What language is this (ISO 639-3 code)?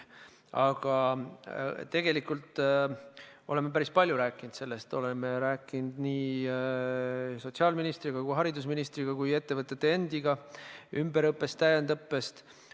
est